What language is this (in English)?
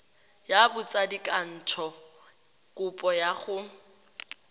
Tswana